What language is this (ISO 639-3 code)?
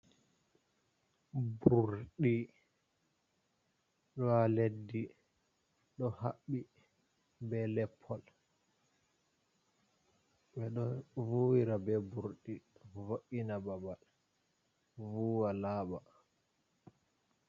ful